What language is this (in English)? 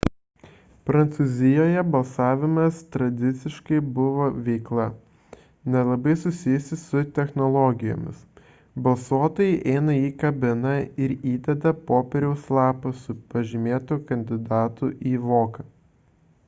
Lithuanian